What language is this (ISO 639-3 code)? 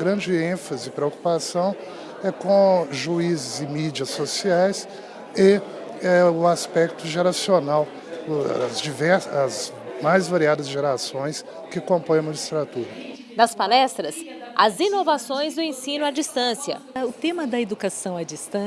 por